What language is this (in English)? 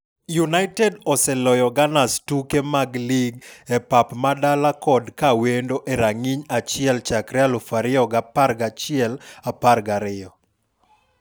Luo (Kenya and Tanzania)